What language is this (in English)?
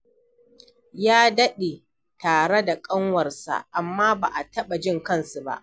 Hausa